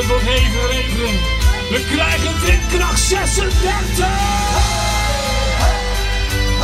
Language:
Dutch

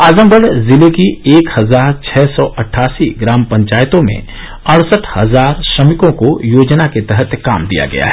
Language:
Hindi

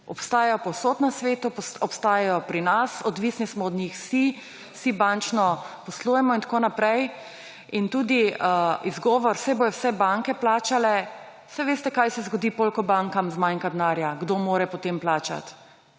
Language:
Slovenian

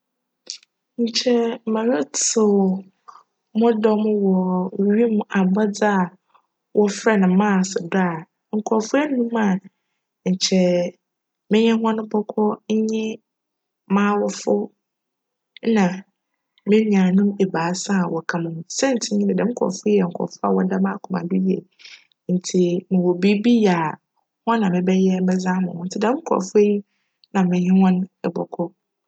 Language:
Akan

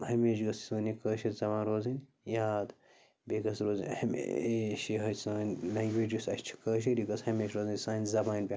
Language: Kashmiri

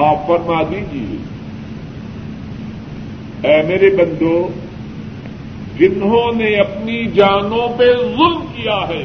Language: Urdu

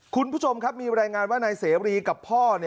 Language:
Thai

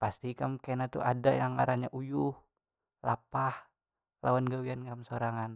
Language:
Banjar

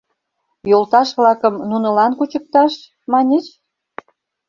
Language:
Mari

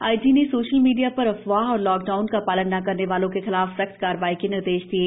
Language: Hindi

